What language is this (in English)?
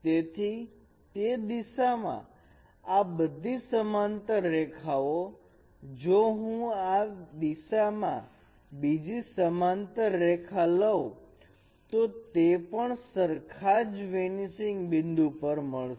Gujarati